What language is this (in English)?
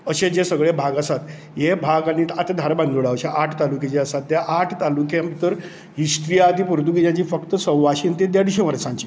Konkani